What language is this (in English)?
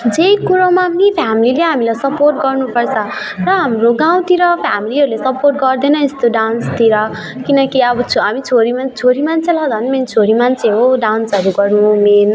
Nepali